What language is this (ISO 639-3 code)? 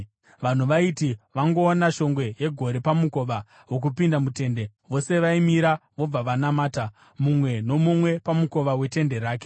sna